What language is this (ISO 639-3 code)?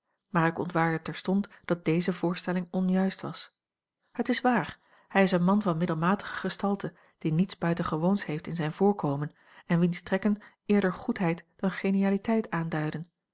nld